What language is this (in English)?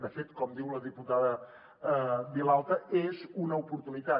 Catalan